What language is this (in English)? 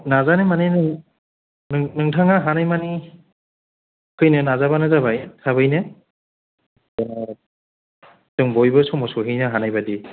Bodo